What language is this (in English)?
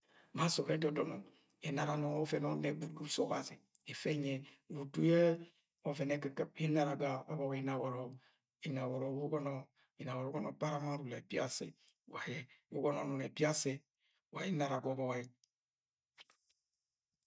Agwagwune